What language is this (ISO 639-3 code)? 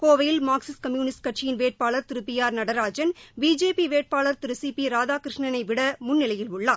tam